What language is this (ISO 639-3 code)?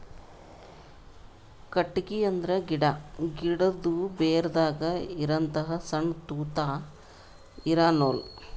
kan